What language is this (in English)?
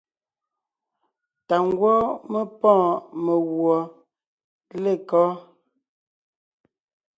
Ngiemboon